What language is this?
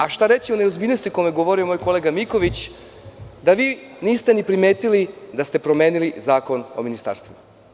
Serbian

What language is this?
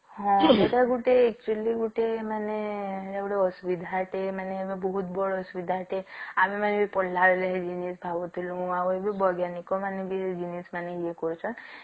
Odia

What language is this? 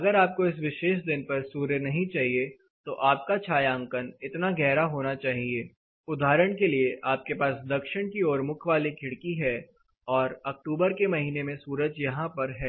Hindi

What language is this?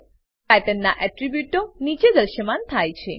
Gujarati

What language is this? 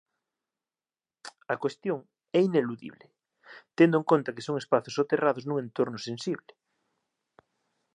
Galician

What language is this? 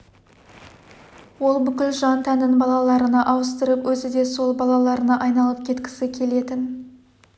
Kazakh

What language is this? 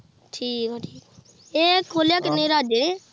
Punjabi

